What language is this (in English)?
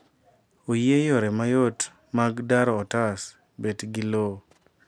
Luo (Kenya and Tanzania)